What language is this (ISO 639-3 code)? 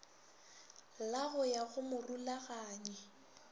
nso